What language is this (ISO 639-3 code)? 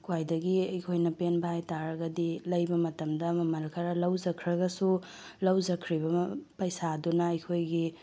mni